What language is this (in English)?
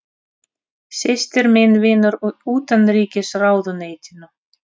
Icelandic